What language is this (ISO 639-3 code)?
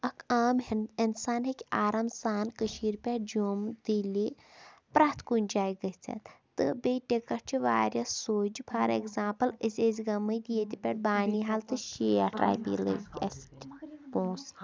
kas